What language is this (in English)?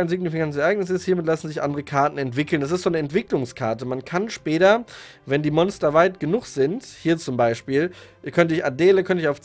German